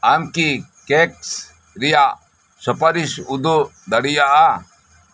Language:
Santali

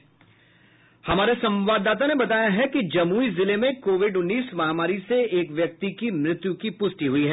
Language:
Hindi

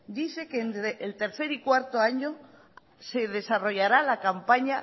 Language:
Spanish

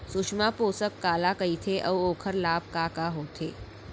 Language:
Chhattisgarhi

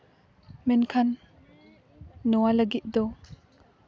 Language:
Santali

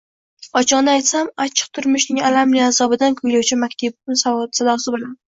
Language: Uzbek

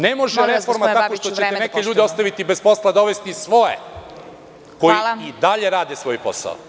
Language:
Serbian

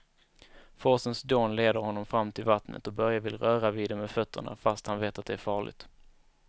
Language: Swedish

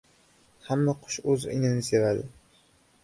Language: Uzbek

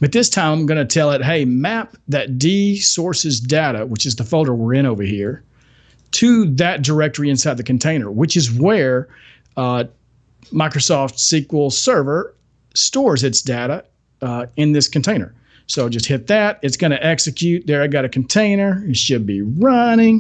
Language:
English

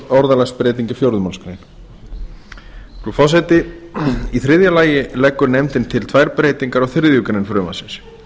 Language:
Icelandic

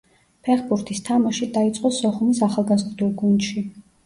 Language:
Georgian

